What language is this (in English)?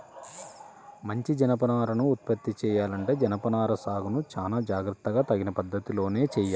Telugu